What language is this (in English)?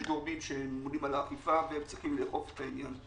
Hebrew